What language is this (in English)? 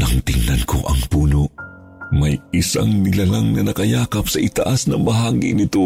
Filipino